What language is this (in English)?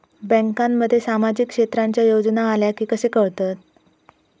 Marathi